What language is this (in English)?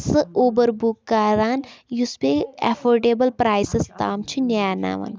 Kashmiri